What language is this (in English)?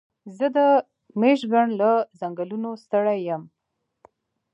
Pashto